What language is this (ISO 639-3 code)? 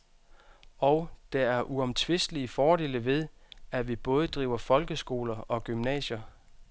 dan